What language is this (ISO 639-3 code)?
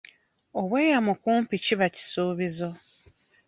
lug